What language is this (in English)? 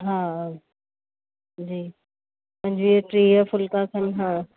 Sindhi